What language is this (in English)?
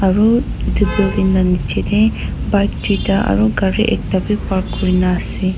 Naga Pidgin